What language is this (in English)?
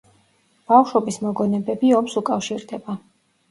Georgian